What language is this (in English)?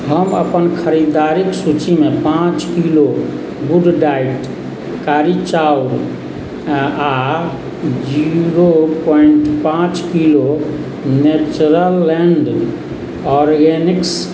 Maithili